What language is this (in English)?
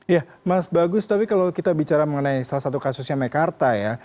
Indonesian